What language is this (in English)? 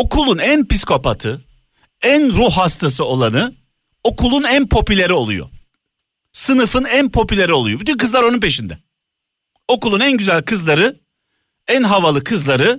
Turkish